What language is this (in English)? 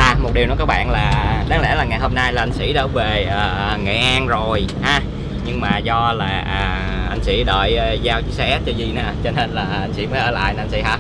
Vietnamese